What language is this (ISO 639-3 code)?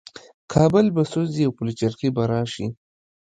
pus